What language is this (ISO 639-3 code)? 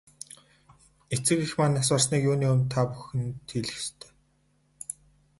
mon